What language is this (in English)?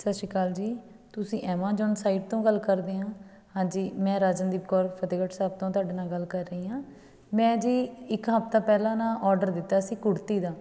Punjabi